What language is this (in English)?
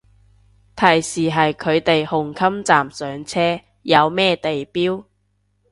Cantonese